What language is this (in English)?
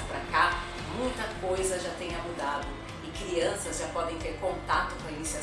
Portuguese